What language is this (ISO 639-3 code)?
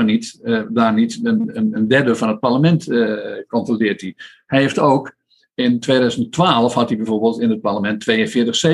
nld